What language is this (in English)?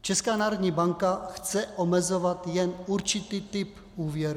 Czech